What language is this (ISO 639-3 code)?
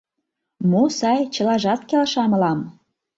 chm